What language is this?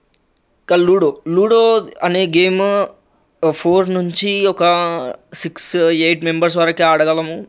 Telugu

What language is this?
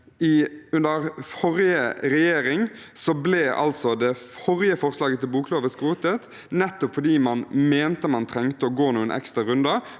Norwegian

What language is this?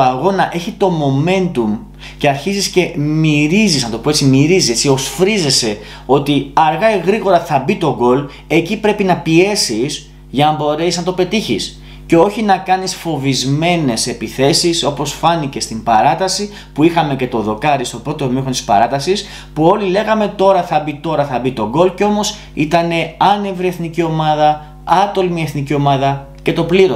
Greek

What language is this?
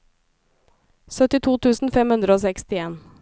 Norwegian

